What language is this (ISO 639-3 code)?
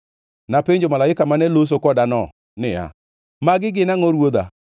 luo